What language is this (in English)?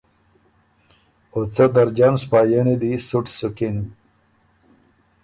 Ormuri